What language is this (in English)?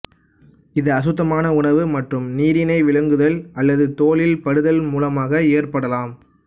Tamil